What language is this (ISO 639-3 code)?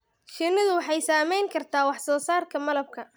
som